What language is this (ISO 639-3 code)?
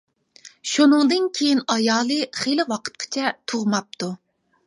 uig